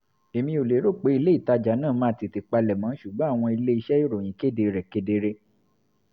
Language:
Yoruba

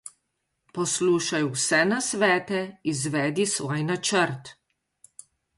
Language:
Slovenian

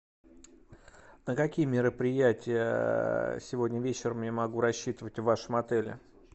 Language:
Russian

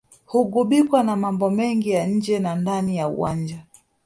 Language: Swahili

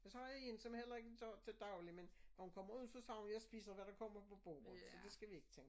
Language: Danish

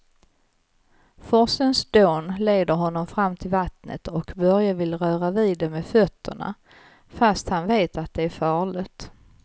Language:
Swedish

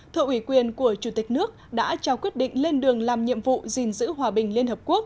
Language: Vietnamese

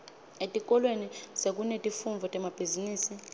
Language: Swati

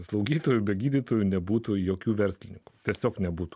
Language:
Lithuanian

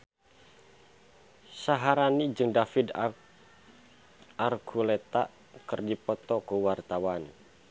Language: Sundanese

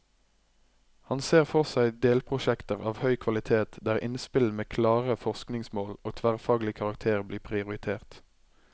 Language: Norwegian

